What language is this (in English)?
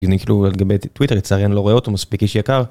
Hebrew